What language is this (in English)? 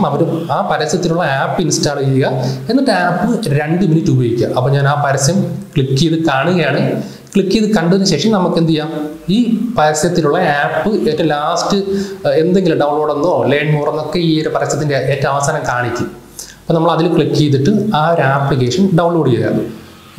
Malayalam